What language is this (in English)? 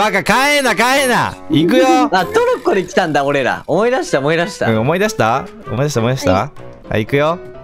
Japanese